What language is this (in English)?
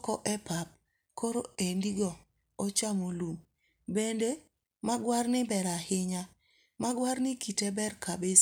Luo (Kenya and Tanzania)